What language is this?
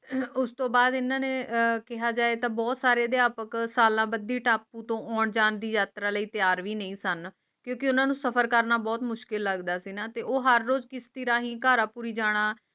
Punjabi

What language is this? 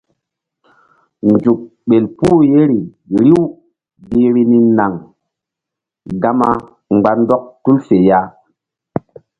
Mbum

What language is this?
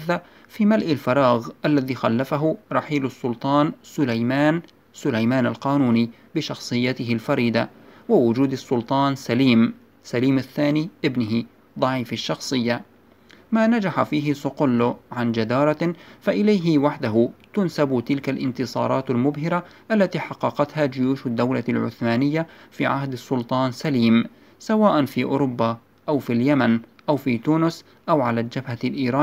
Arabic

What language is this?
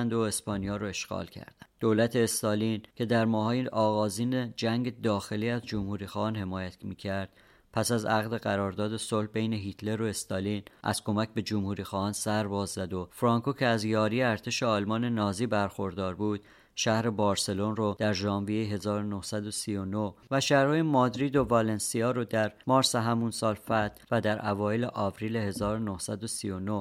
Persian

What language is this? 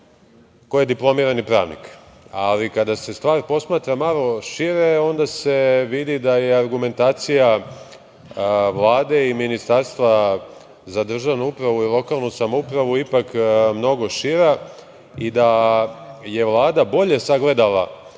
Serbian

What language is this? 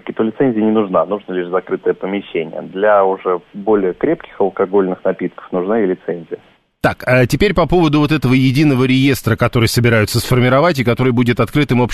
Russian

